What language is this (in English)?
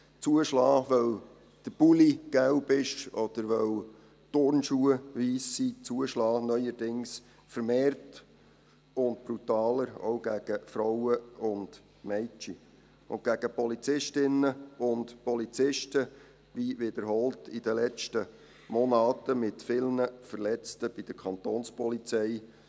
Swiss German